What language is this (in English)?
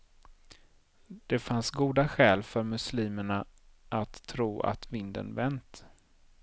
Swedish